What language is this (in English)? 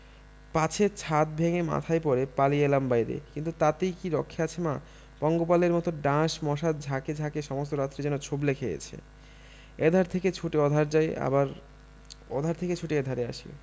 Bangla